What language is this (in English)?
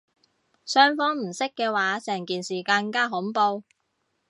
Cantonese